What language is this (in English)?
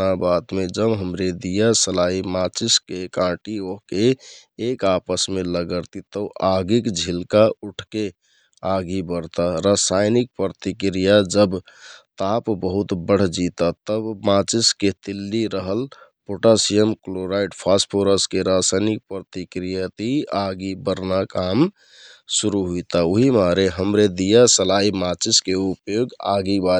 Kathoriya Tharu